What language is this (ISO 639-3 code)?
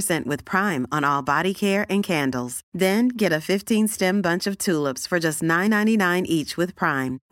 swe